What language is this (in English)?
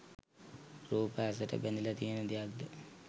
Sinhala